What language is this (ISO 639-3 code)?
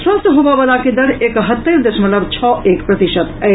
mai